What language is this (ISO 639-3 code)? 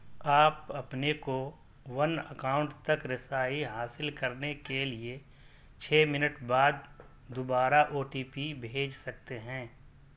urd